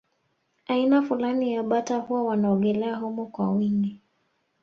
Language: Swahili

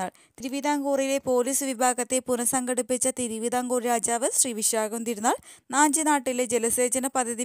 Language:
Malayalam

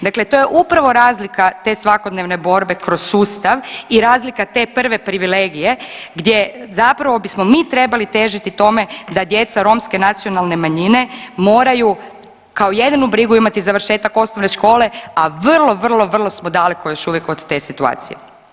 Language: Croatian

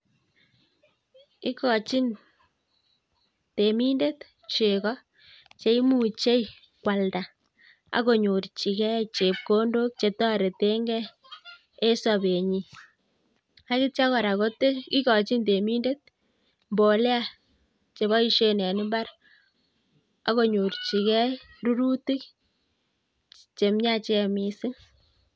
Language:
Kalenjin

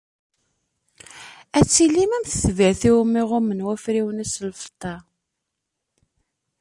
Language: Kabyle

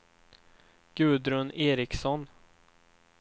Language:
Swedish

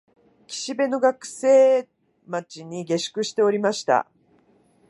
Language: Japanese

